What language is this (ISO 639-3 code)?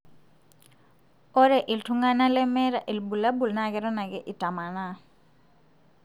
mas